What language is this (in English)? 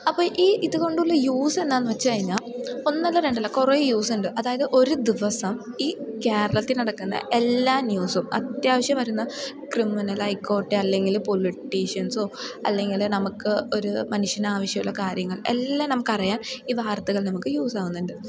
Malayalam